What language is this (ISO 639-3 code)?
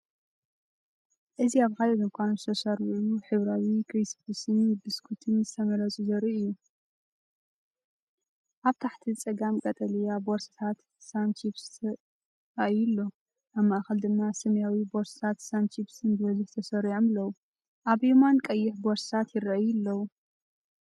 tir